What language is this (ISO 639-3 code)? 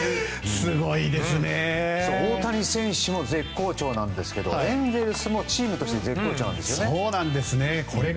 jpn